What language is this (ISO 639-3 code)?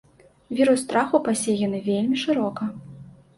bel